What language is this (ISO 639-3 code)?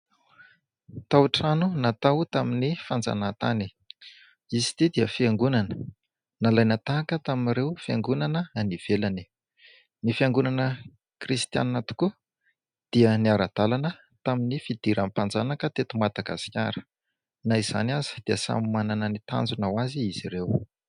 mlg